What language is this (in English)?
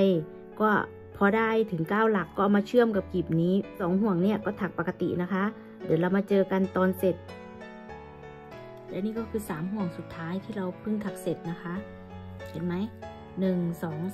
Thai